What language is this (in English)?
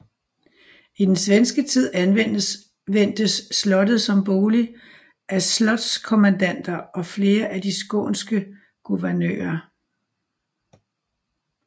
Danish